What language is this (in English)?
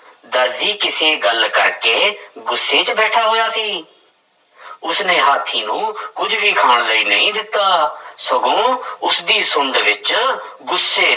Punjabi